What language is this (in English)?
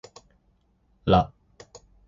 Japanese